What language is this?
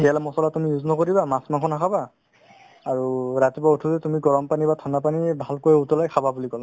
Assamese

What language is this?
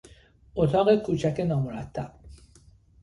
Persian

